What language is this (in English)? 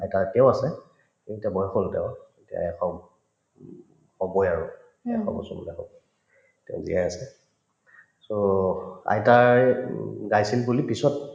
Assamese